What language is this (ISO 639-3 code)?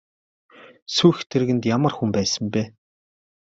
mon